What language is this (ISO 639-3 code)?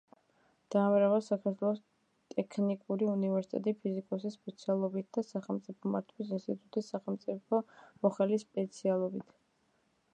kat